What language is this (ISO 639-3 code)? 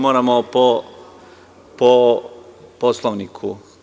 srp